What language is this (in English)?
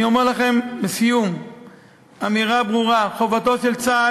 Hebrew